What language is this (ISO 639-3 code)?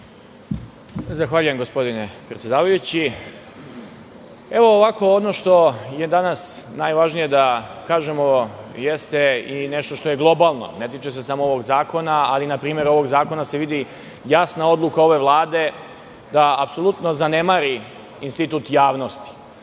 srp